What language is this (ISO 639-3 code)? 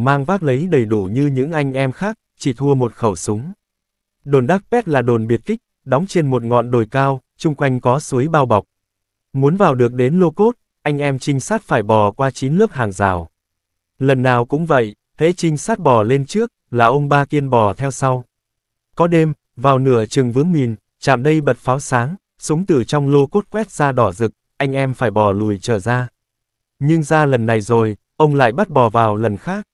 vie